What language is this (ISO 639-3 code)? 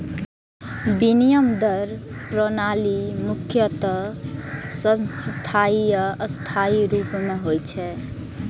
mai